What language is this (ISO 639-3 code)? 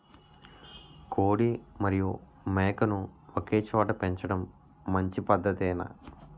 tel